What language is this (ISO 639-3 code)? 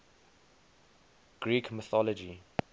eng